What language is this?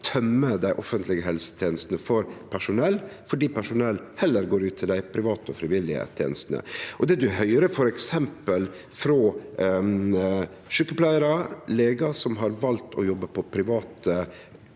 Norwegian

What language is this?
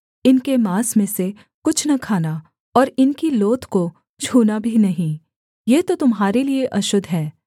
Hindi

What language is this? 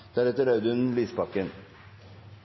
Norwegian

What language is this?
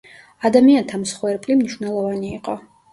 Georgian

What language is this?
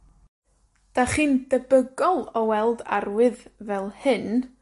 Welsh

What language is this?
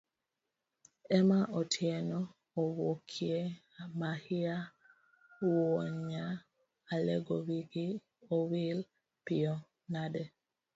Luo (Kenya and Tanzania)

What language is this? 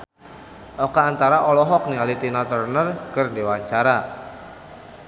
Sundanese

